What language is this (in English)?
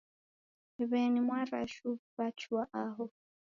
Taita